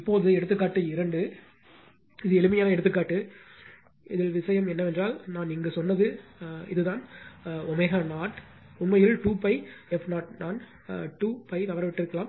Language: Tamil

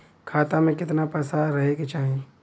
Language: Bhojpuri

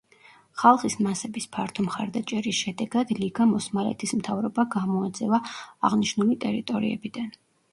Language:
Georgian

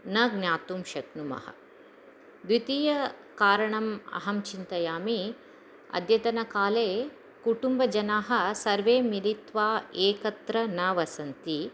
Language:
Sanskrit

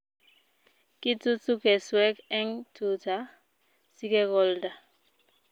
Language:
Kalenjin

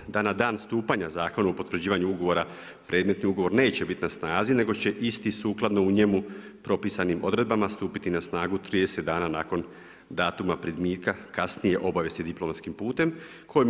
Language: Croatian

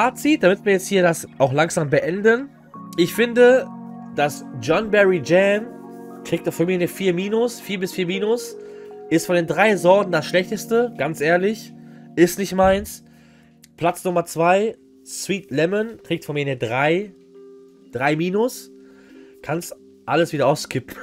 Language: German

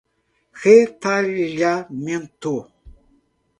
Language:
Portuguese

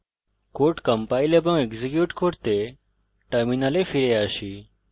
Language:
Bangla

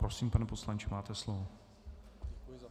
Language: Czech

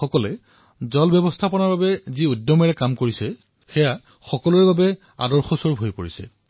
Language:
Assamese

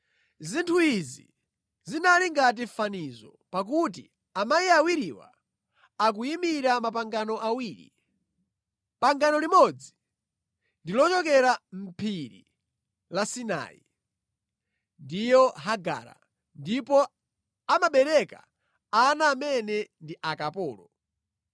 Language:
Nyanja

